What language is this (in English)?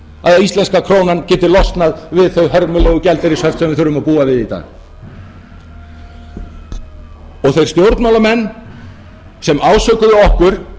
Icelandic